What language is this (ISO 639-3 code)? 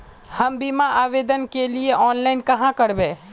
mag